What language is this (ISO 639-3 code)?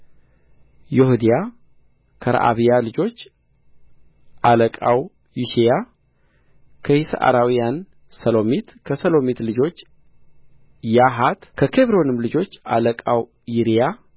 amh